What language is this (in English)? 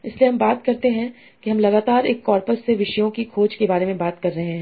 Hindi